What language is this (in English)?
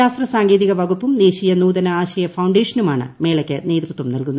Malayalam